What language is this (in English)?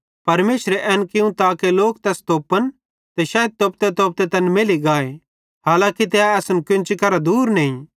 Bhadrawahi